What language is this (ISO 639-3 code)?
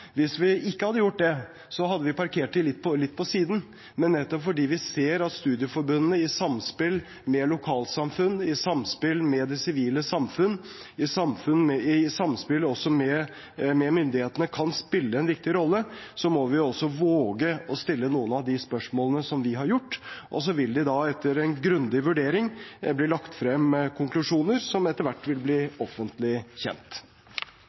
nob